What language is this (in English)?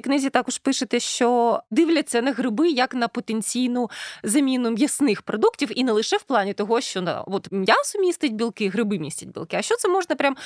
Ukrainian